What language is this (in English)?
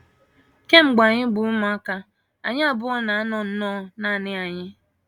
Igbo